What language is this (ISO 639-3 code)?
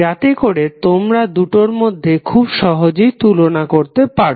ben